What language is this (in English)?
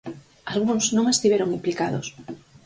Galician